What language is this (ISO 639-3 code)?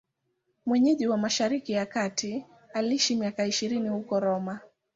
swa